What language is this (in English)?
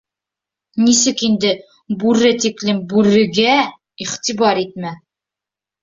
Bashkir